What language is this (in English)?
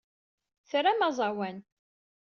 Kabyle